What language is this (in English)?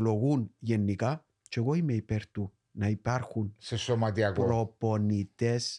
Greek